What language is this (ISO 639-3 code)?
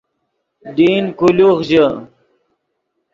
ydg